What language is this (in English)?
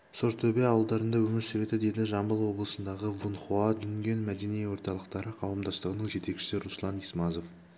Kazakh